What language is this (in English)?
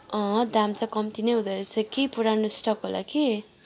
Nepali